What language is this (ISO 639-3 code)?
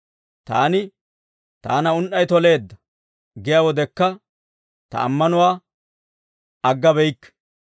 dwr